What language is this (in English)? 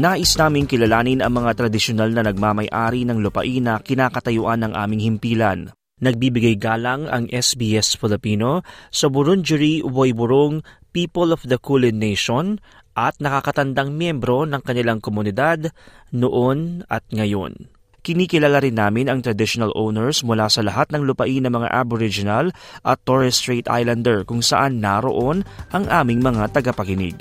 Filipino